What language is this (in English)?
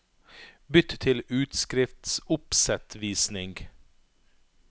Norwegian